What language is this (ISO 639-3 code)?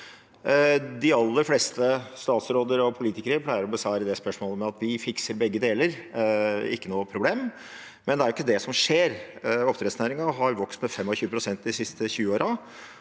nor